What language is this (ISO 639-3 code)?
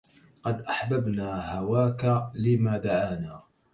ara